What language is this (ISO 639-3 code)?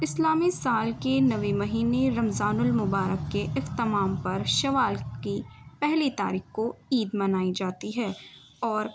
urd